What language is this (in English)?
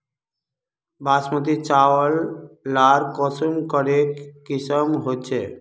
Magahi